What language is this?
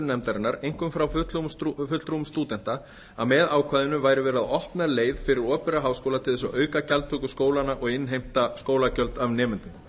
Icelandic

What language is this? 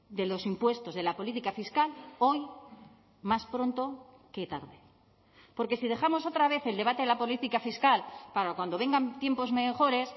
Spanish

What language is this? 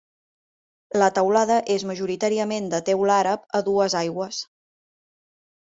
Catalan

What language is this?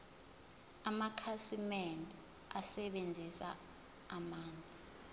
Zulu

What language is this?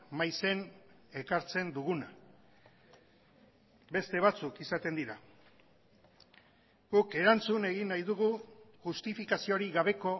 Basque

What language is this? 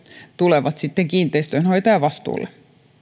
Finnish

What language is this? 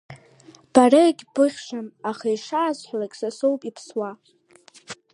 Abkhazian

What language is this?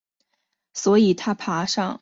Chinese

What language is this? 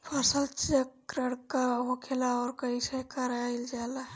Bhojpuri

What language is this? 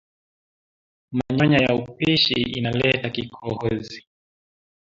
Swahili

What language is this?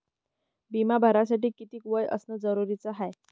Marathi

